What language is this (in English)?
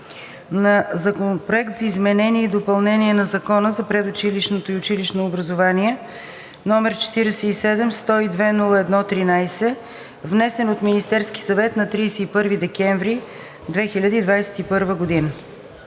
Bulgarian